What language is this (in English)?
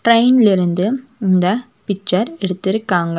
Tamil